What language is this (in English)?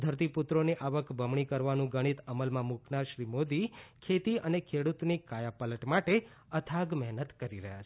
Gujarati